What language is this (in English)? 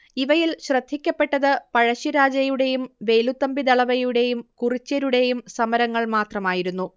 Malayalam